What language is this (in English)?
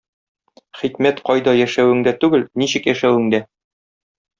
Tatar